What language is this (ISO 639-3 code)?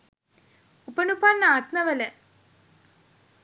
sin